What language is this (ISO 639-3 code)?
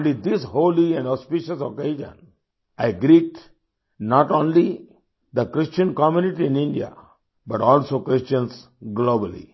hin